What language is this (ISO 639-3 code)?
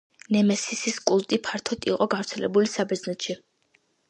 kat